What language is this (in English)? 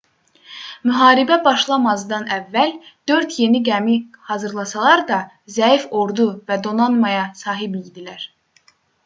Azerbaijani